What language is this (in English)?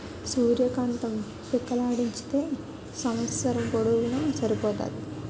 Telugu